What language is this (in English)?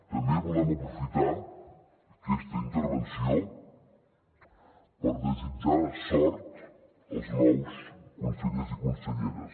Catalan